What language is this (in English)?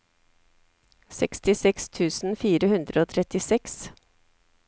Norwegian